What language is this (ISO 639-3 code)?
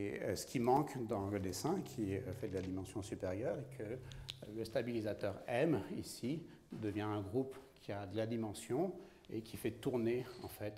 fra